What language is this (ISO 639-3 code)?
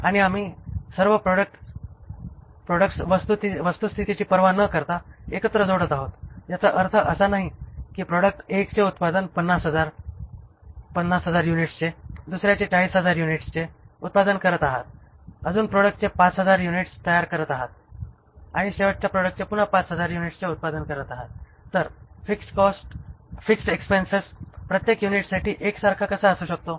mar